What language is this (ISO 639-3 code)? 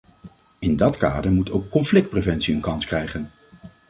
nld